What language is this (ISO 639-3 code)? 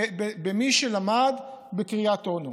heb